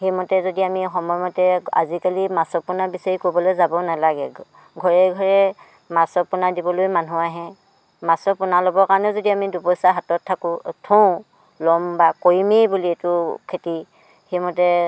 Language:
Assamese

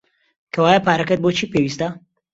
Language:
Central Kurdish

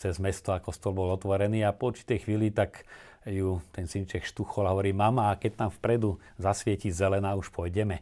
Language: Slovak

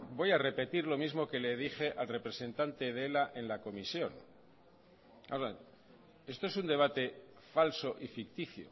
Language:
Spanish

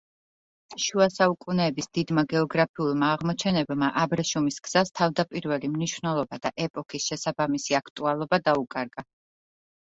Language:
Georgian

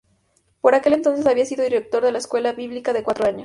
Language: Spanish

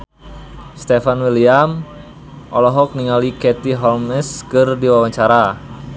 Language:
Sundanese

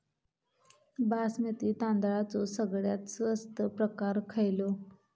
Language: Marathi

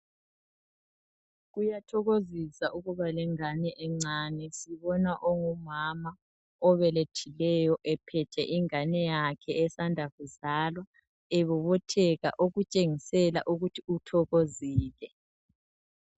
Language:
North Ndebele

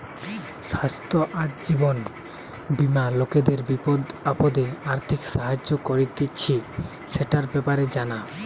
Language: Bangla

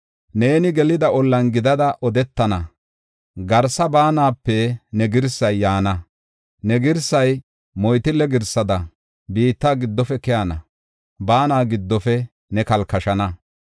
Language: Gofa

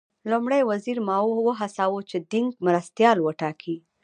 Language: Pashto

